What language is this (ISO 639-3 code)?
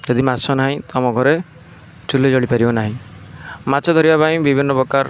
ori